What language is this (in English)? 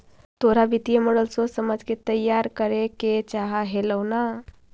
Magahi